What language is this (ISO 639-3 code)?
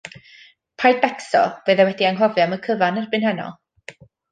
cym